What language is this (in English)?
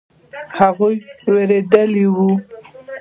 Pashto